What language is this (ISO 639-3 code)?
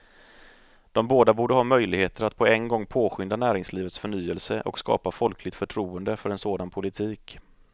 swe